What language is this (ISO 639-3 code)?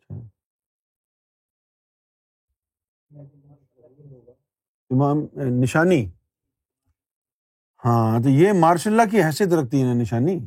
urd